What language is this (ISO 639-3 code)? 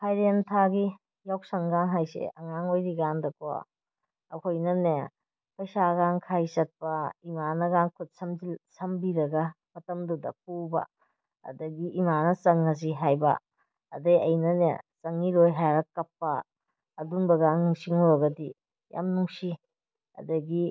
mni